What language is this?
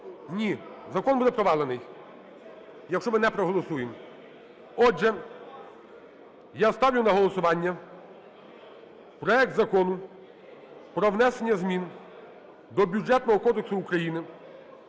Ukrainian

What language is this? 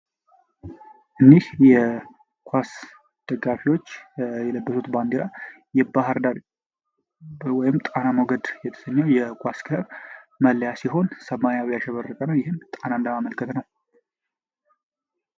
Amharic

